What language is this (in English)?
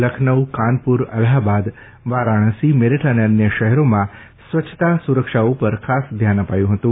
Gujarati